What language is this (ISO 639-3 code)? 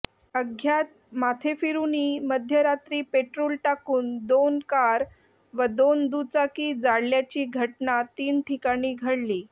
mar